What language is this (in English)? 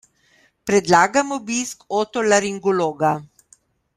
Slovenian